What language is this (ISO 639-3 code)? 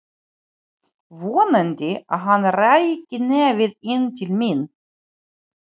isl